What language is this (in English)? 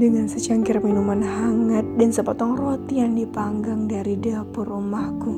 Indonesian